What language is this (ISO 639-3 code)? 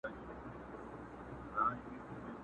pus